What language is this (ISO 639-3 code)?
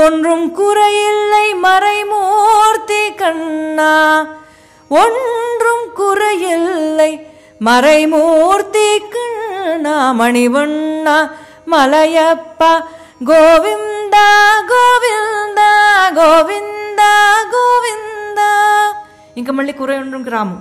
tel